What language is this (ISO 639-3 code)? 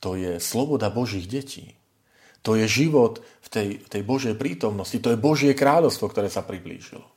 slk